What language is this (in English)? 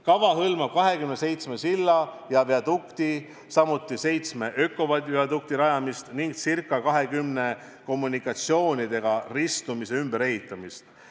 Estonian